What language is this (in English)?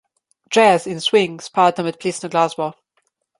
Slovenian